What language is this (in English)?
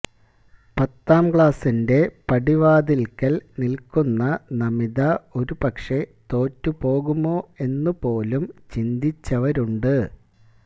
Malayalam